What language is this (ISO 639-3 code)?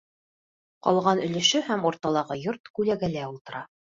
bak